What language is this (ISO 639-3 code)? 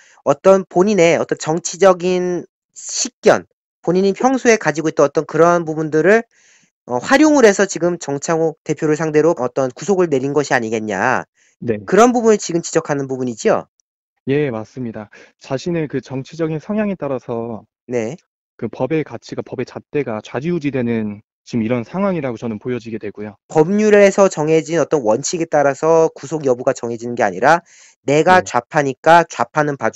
kor